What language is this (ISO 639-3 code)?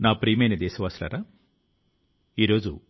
tel